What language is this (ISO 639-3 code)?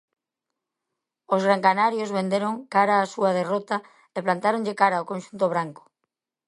glg